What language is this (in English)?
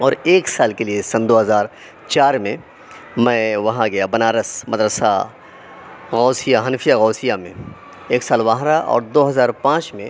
Urdu